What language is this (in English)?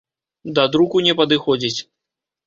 Belarusian